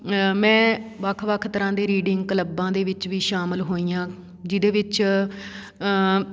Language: Punjabi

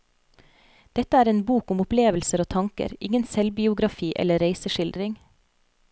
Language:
Norwegian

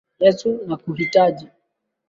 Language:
Swahili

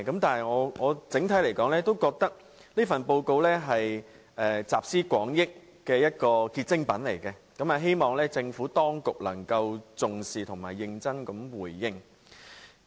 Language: Cantonese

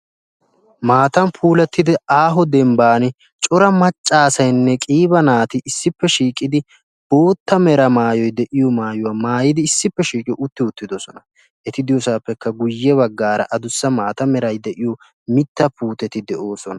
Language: Wolaytta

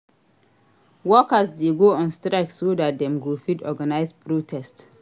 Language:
Nigerian Pidgin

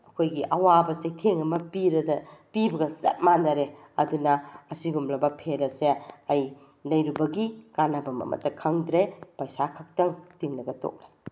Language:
Manipuri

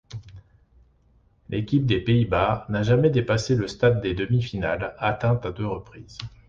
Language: French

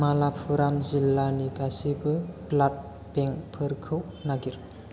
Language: Bodo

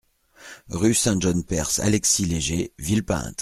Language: French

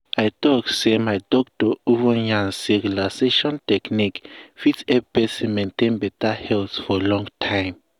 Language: Nigerian Pidgin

